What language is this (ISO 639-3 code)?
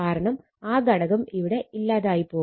mal